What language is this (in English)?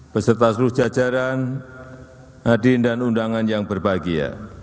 Indonesian